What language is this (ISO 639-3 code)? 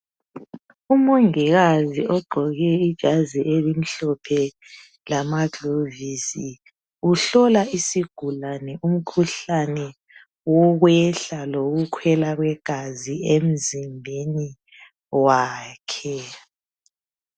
nde